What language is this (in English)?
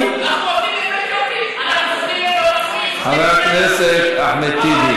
Hebrew